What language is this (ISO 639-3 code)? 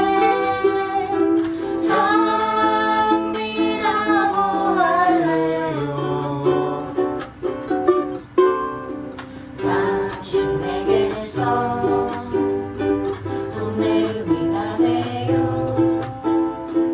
vie